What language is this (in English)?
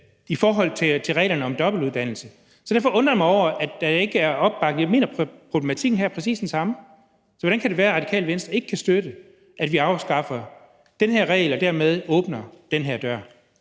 Danish